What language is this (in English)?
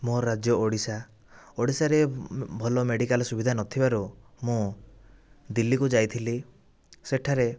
Odia